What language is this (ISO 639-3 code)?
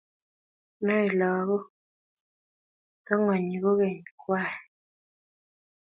kln